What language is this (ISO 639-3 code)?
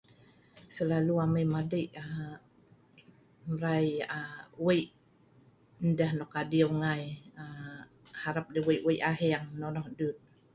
snv